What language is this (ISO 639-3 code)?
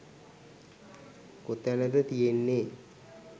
sin